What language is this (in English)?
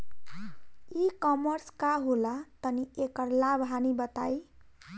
Bhojpuri